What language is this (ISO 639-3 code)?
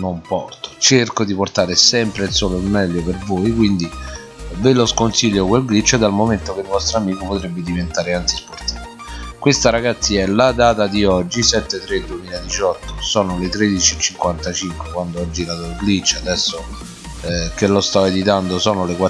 ita